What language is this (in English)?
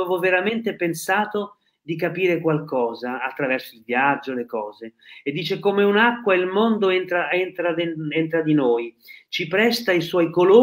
Italian